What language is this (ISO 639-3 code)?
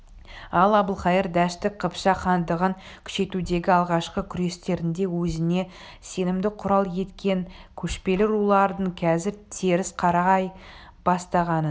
kaz